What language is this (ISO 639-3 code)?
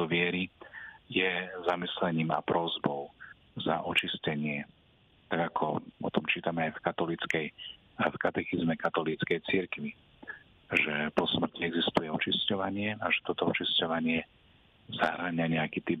slk